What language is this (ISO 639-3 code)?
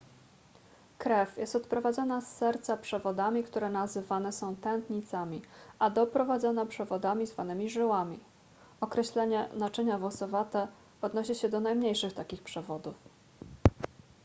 pol